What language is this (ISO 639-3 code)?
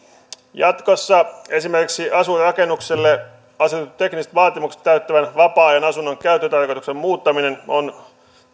fin